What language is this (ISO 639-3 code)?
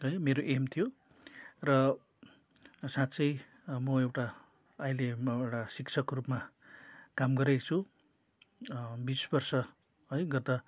nep